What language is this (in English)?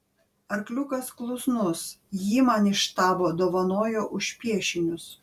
Lithuanian